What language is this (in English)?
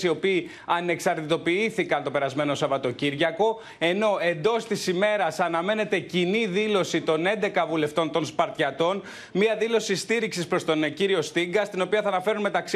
Greek